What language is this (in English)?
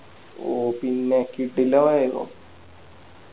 Malayalam